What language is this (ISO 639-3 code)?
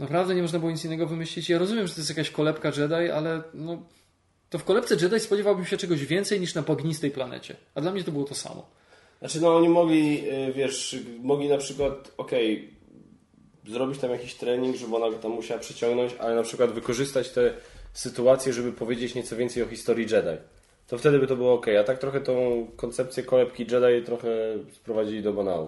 pol